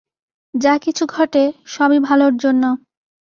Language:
Bangla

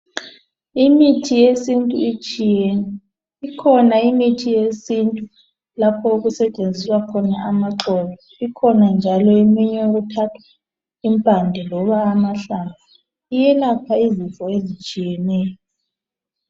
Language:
North Ndebele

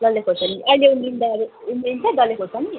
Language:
Nepali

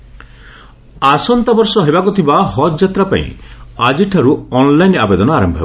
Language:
Odia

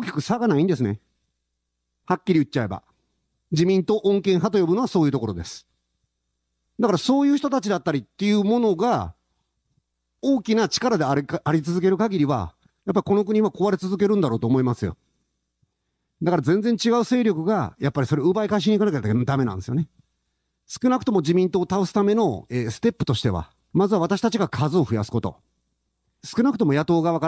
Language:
Japanese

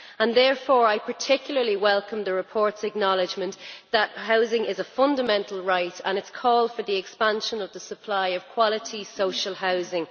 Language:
English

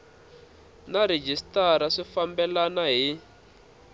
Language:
Tsonga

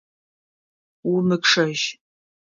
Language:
Adyghe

